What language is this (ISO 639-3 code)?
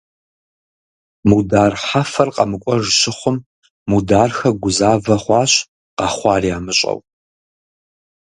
kbd